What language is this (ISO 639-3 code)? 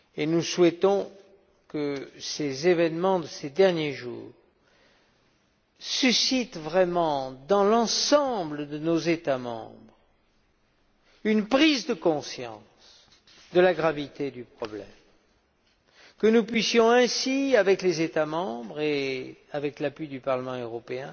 fra